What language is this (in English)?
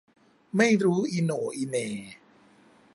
Thai